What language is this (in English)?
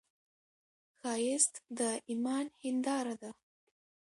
Pashto